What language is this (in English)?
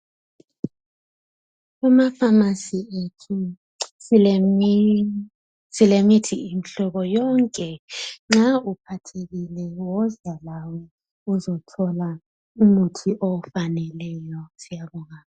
North Ndebele